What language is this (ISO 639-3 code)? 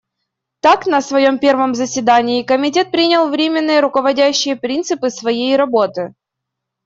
rus